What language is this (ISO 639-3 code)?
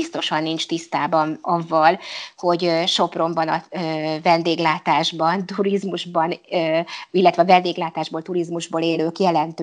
hun